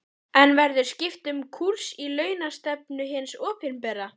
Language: Icelandic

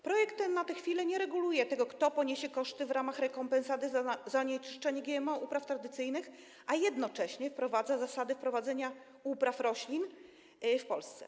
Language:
Polish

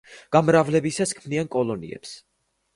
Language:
Georgian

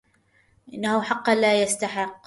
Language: Arabic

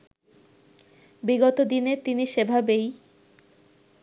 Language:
Bangla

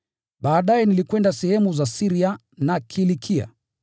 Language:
Swahili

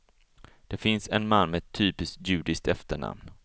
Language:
Swedish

